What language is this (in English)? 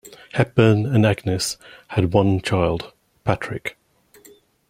English